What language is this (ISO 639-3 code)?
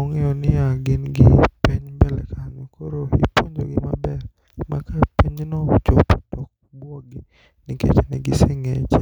luo